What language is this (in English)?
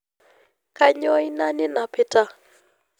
Masai